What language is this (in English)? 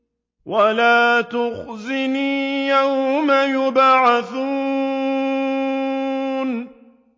Arabic